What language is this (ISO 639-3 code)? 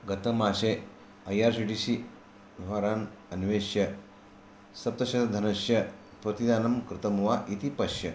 san